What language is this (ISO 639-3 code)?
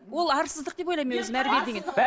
kaz